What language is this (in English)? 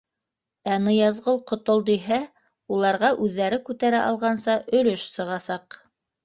Bashkir